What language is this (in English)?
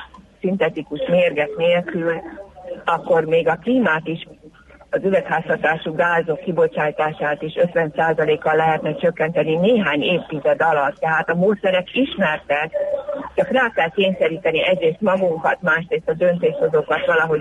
Hungarian